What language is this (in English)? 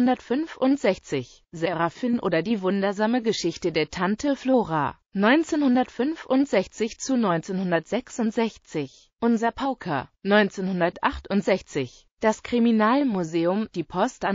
German